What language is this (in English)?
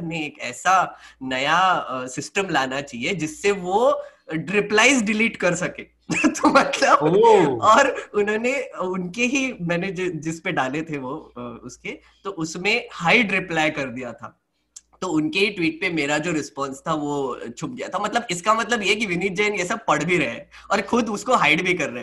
Hindi